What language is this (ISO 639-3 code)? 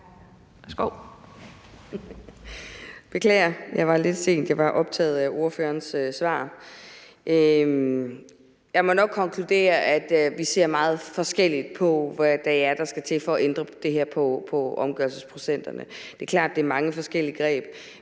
dan